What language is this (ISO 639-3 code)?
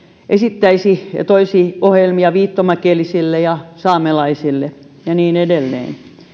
fin